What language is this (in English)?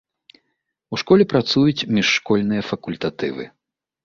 Belarusian